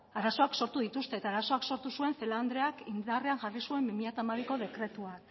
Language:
Basque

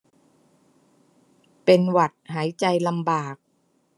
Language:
Thai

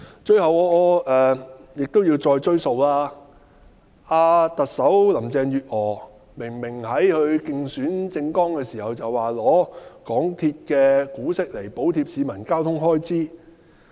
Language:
Cantonese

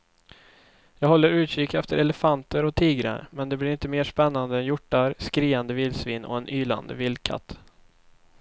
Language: Swedish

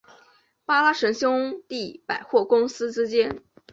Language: Chinese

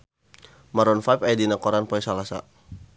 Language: Sundanese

